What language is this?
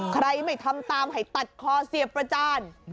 Thai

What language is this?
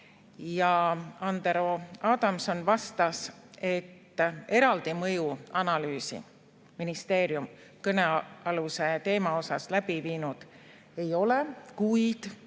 Estonian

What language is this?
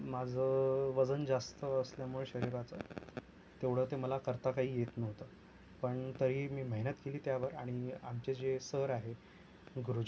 Marathi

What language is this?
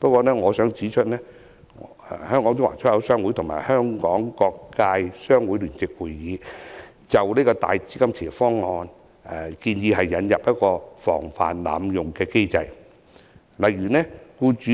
Cantonese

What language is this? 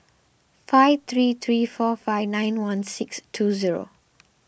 English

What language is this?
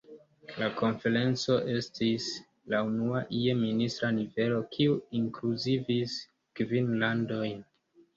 Esperanto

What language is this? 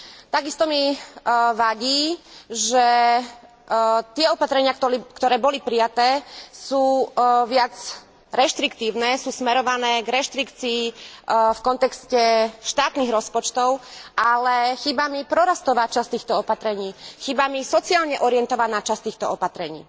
Slovak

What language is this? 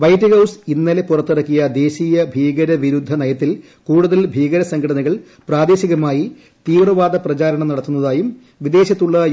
Malayalam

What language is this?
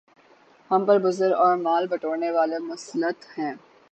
Urdu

